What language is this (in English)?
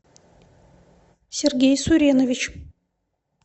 Russian